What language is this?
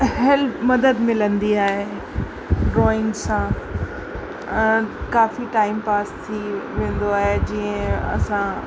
Sindhi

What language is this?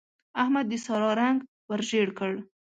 Pashto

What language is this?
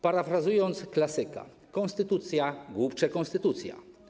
Polish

